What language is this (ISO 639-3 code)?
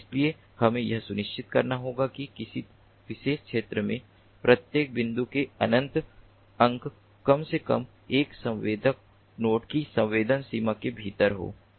hin